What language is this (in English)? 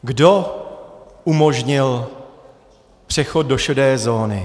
Czech